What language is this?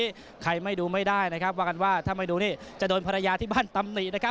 Thai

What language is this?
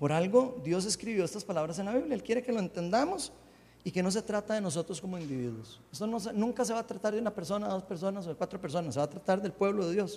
Spanish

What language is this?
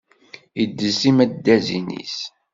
Kabyle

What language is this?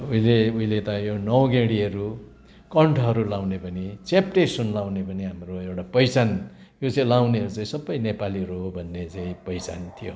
Nepali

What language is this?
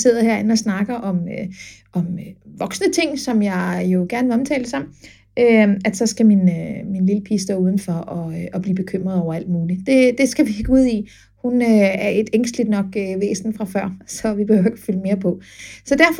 Danish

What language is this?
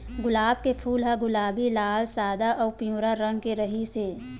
Chhattisgarhi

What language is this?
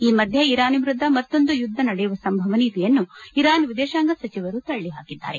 Kannada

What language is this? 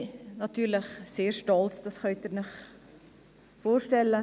Swiss German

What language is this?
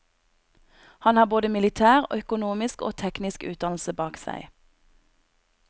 Norwegian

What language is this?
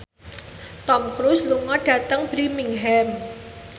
Javanese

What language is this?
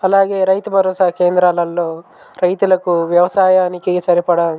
Telugu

